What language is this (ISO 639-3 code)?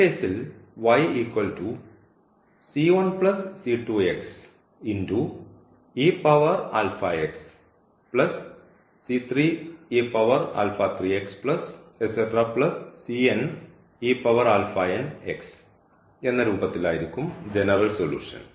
mal